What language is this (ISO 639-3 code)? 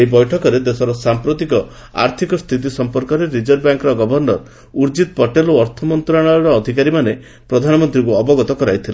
ori